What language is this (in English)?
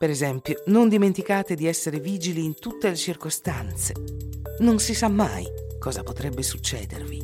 Italian